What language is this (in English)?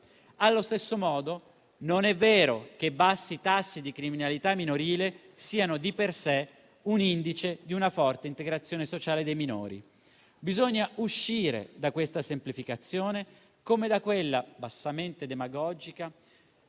Italian